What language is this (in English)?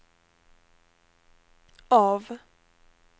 Swedish